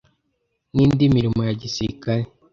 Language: Kinyarwanda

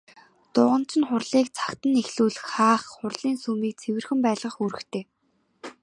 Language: Mongolian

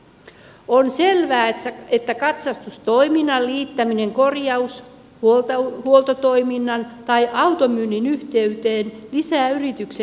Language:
Finnish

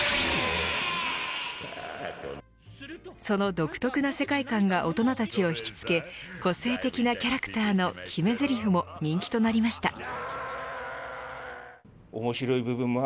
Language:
Japanese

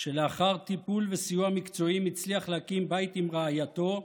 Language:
Hebrew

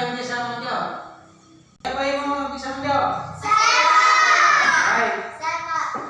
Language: Indonesian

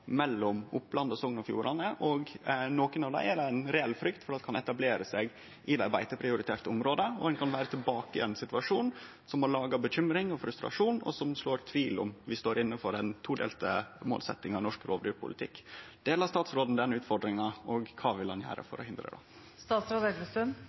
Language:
Norwegian Nynorsk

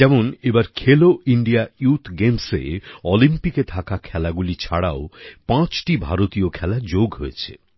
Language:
Bangla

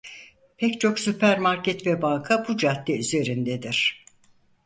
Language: Turkish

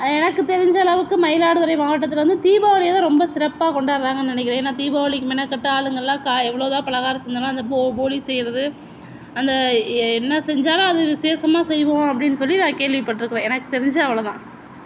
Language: Tamil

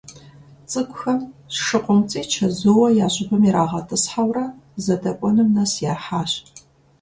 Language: Kabardian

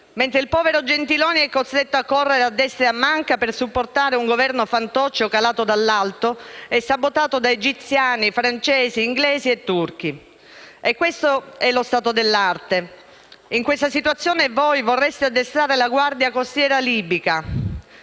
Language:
Italian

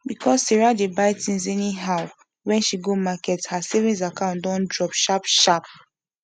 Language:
Nigerian Pidgin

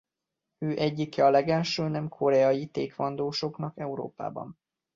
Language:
Hungarian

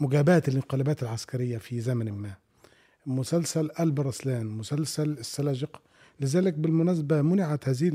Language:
Arabic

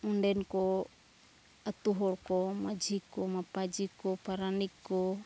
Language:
Santali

